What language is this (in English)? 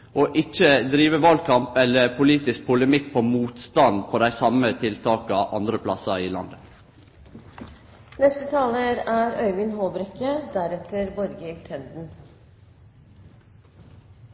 Norwegian